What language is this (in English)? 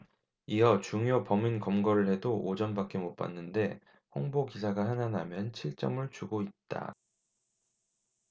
Korean